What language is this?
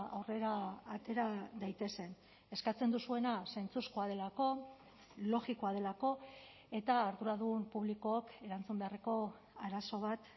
Basque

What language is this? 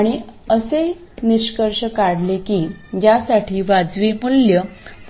Marathi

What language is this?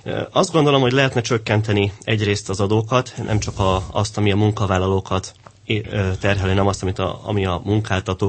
Hungarian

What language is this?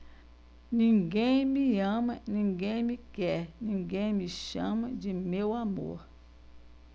Portuguese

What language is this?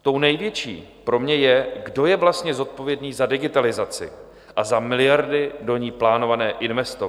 Czech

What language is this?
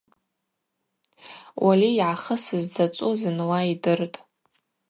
Abaza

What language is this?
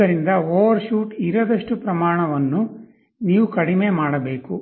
Kannada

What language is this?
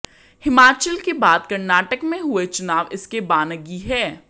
Hindi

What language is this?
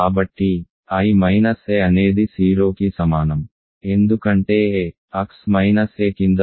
Telugu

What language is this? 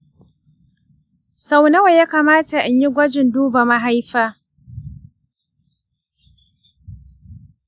Hausa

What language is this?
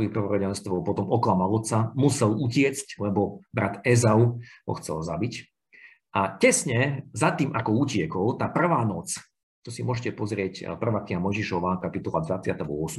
Slovak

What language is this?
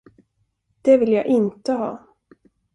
Swedish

